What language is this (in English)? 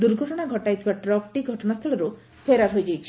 Odia